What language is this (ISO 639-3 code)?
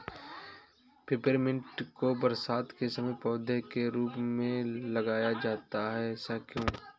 hin